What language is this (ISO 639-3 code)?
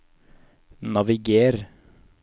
nor